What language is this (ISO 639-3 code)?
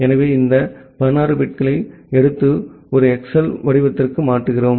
tam